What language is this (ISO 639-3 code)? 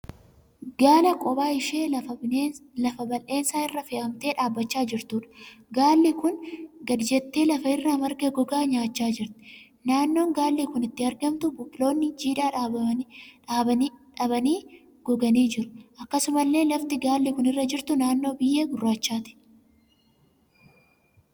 orm